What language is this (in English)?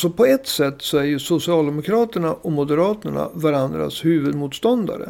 Swedish